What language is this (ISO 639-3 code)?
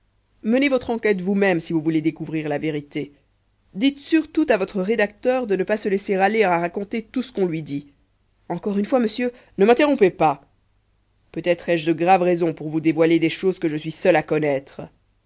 fra